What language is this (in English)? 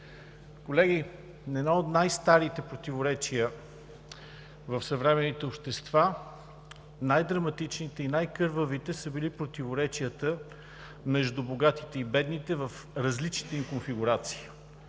Bulgarian